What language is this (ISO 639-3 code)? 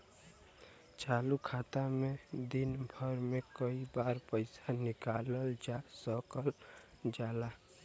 bho